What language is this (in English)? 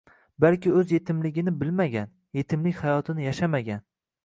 Uzbek